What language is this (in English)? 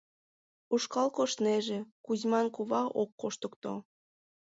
Mari